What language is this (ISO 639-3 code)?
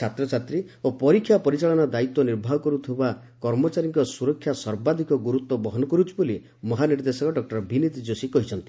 ori